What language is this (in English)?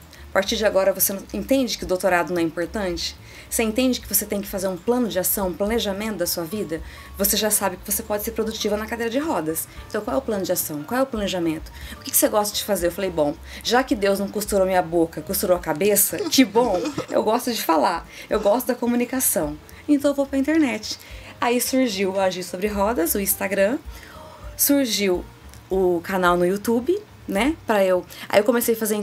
Portuguese